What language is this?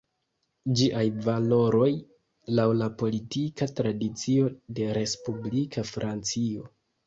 Esperanto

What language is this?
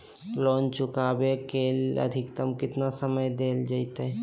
Magahi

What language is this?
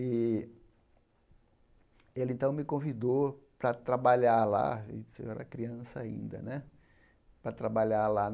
Portuguese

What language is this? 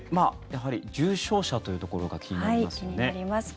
Japanese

